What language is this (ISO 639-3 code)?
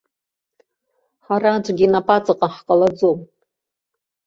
abk